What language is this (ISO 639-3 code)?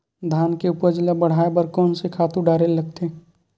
hne